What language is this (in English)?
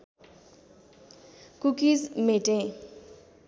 Nepali